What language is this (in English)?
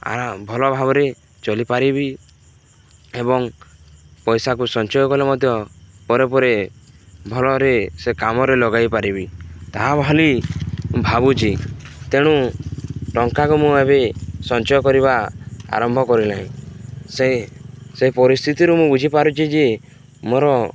Odia